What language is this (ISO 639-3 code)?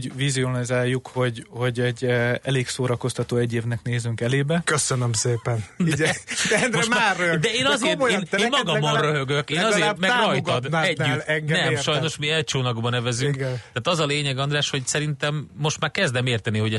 hun